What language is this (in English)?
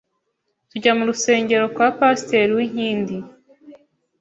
Kinyarwanda